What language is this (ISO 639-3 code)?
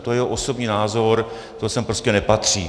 ces